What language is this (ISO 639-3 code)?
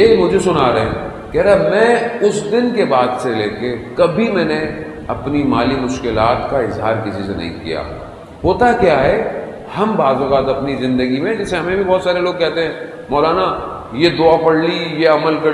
hin